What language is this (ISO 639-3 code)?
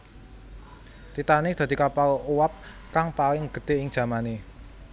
jav